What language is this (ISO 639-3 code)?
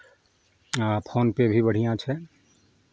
mai